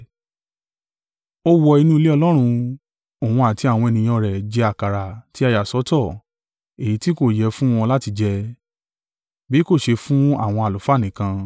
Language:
Yoruba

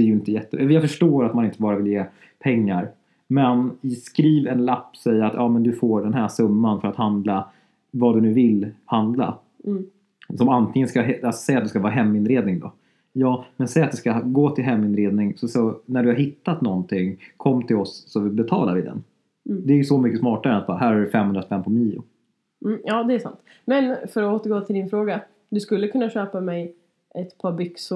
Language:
Swedish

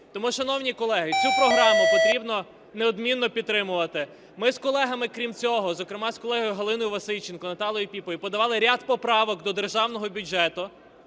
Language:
Ukrainian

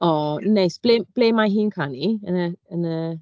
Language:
Welsh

